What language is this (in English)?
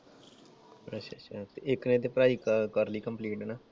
Punjabi